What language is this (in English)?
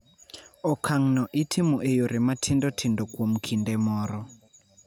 Luo (Kenya and Tanzania)